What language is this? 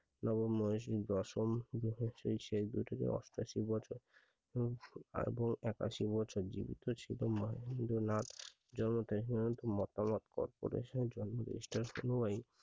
Bangla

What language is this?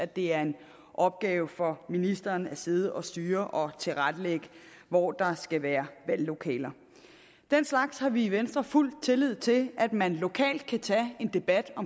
Danish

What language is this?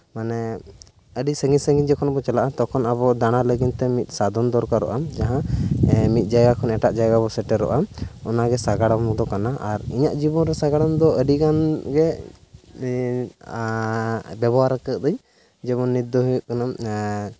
Santali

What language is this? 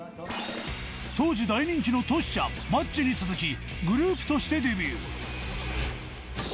Japanese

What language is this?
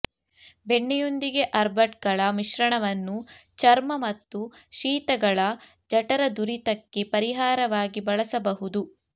Kannada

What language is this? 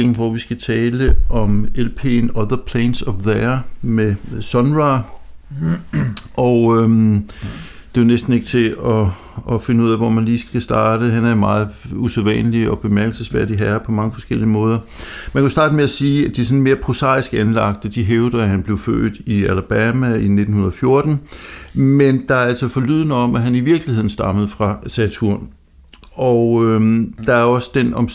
Danish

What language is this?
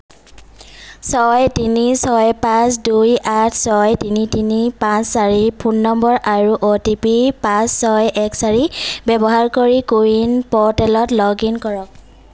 Assamese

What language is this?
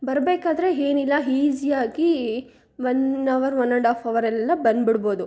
Kannada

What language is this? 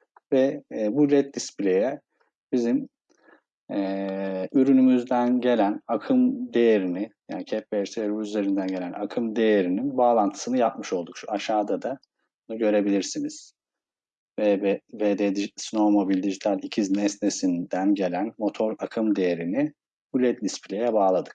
Turkish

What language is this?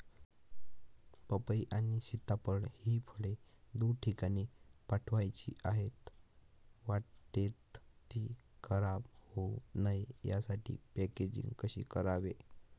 Marathi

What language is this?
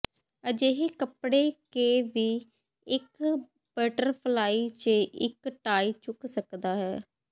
Punjabi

